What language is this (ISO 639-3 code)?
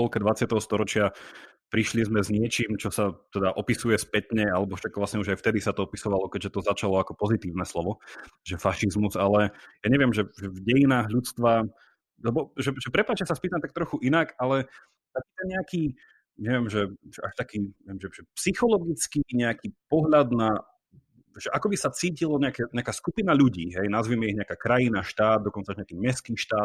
slk